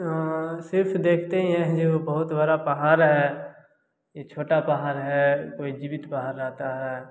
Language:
Hindi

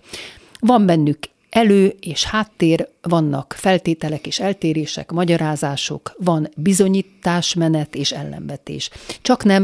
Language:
Hungarian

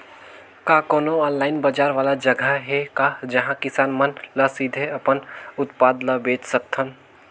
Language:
Chhattisgarhi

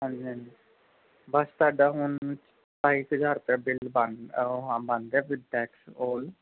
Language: Punjabi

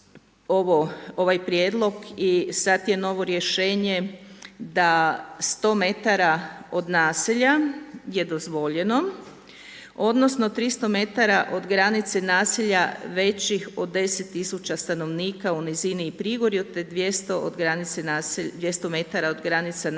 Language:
Croatian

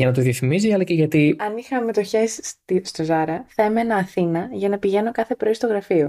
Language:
Greek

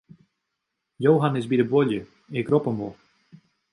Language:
Western Frisian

